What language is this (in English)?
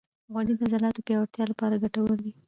Pashto